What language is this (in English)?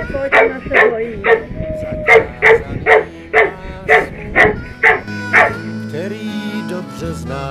Czech